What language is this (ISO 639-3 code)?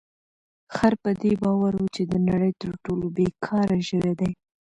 pus